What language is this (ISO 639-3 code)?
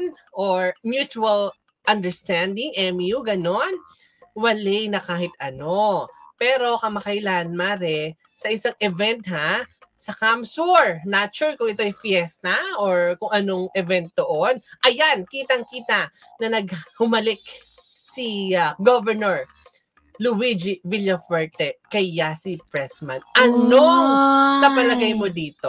fil